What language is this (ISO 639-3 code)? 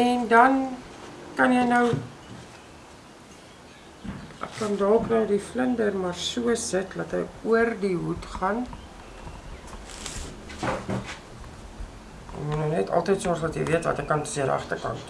nld